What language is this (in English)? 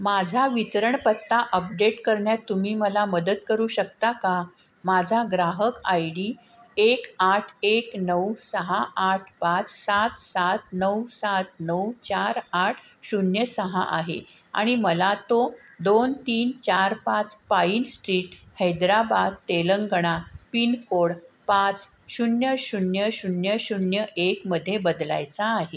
Marathi